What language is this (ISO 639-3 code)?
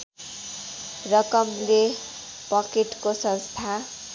nep